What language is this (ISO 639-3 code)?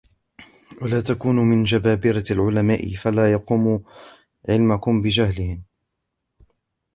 ara